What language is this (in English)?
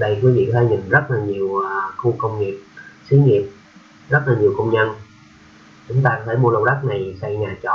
Vietnamese